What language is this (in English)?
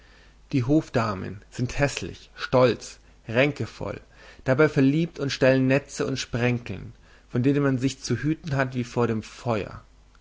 German